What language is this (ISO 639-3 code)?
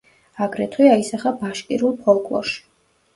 kat